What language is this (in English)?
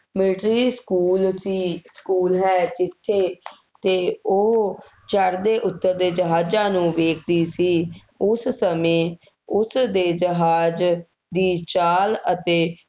Punjabi